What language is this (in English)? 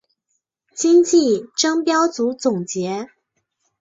Chinese